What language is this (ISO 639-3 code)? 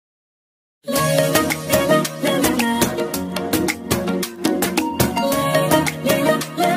ara